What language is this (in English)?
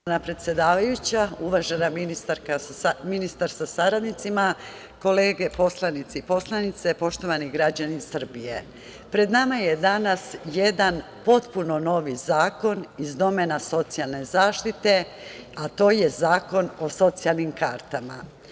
Serbian